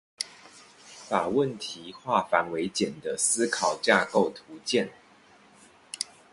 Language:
Chinese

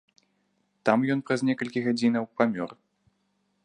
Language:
Belarusian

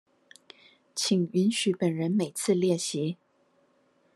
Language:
Chinese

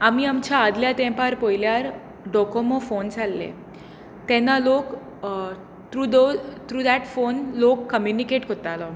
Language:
Konkani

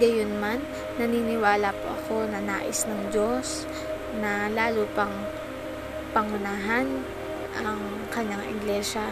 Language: Filipino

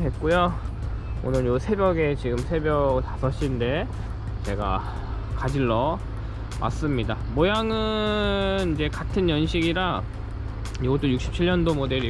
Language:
Korean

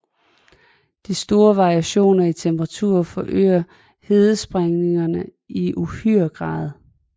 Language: Danish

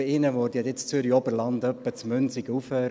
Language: Swiss German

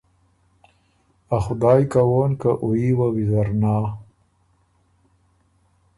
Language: Ormuri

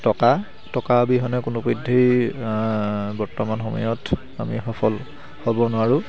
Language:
Assamese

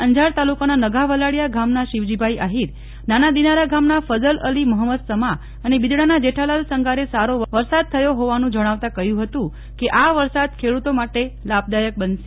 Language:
Gujarati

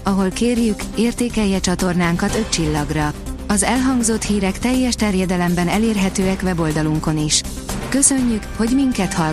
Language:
Hungarian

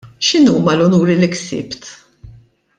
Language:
Maltese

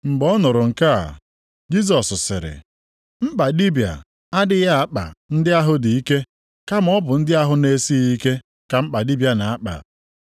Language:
Igbo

